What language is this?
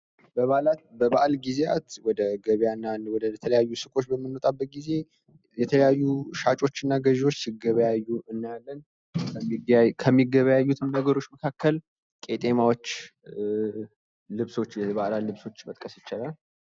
Amharic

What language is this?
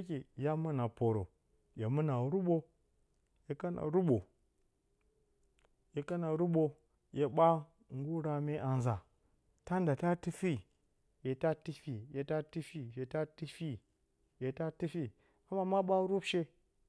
Bacama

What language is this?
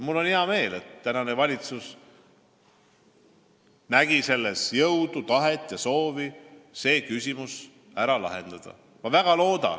Estonian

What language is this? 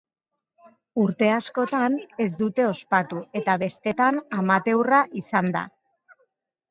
Basque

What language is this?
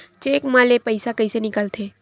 Chhattisgarhi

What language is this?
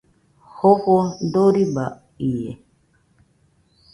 Nüpode Huitoto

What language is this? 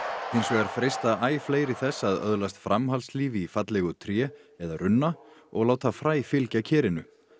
Icelandic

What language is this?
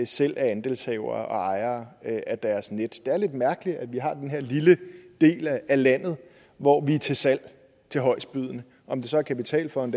Danish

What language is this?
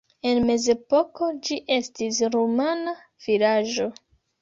Esperanto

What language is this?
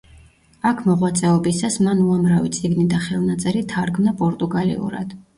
Georgian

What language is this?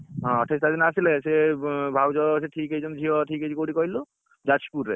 Odia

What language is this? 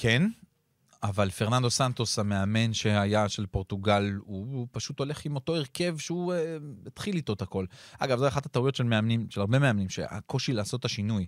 Hebrew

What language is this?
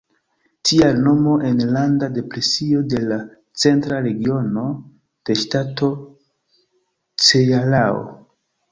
Esperanto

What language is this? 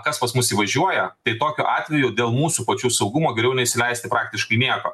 Lithuanian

